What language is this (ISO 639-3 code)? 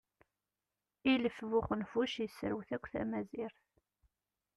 kab